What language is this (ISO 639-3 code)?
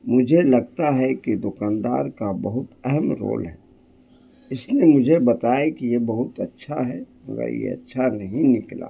urd